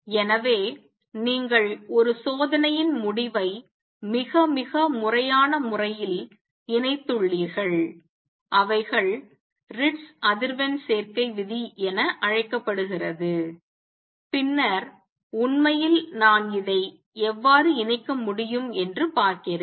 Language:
Tamil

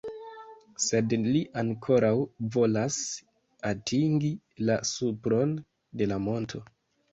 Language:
Esperanto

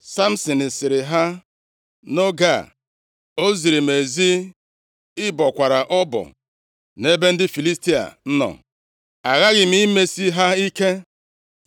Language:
Igbo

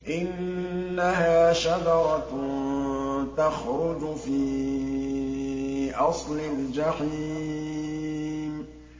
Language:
Arabic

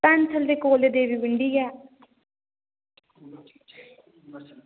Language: Dogri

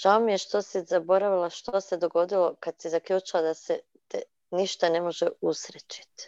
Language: Croatian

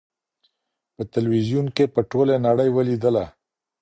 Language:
Pashto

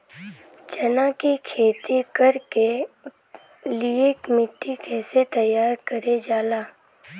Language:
Bhojpuri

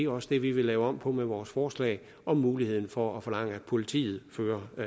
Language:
Danish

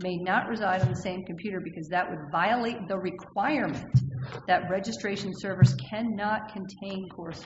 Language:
English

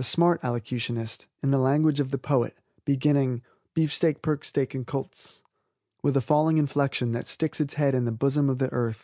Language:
English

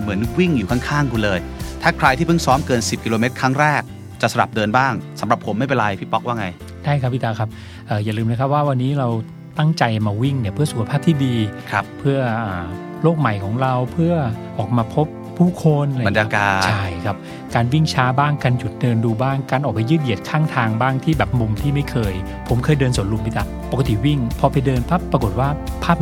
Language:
Thai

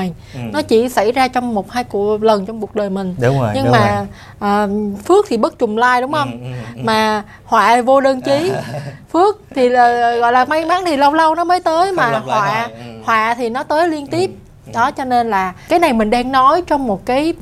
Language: Vietnamese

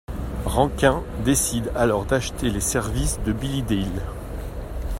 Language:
French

